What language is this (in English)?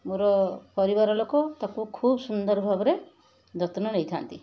Odia